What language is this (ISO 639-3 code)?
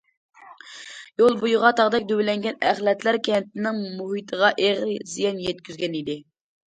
uig